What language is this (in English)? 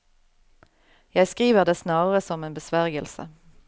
Norwegian